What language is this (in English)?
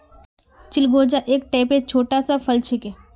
Magahi